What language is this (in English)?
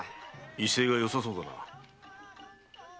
Japanese